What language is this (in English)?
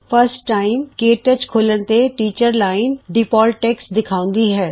Punjabi